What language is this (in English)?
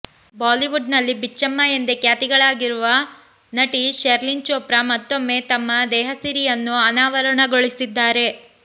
Kannada